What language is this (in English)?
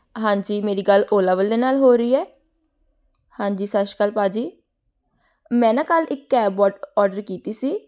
Punjabi